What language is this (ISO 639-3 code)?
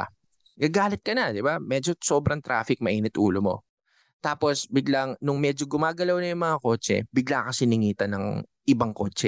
fil